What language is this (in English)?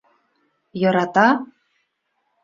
Bashkir